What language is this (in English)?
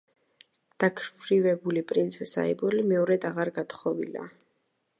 Georgian